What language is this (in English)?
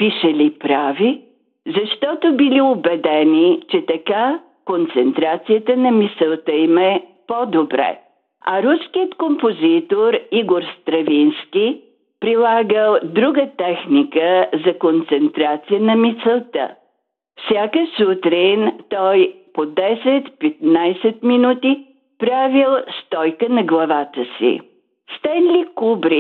Bulgarian